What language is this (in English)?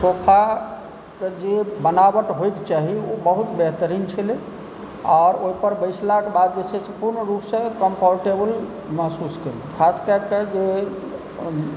Maithili